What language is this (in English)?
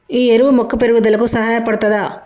Telugu